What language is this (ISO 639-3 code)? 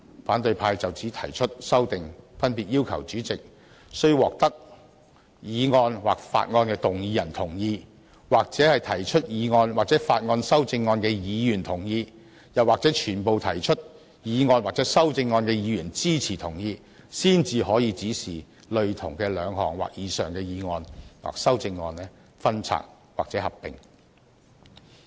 yue